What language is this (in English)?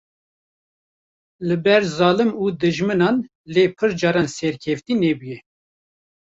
Kurdish